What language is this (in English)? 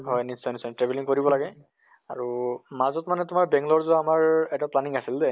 Assamese